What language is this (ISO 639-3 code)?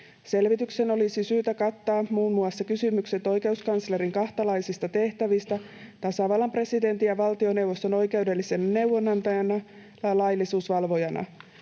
fin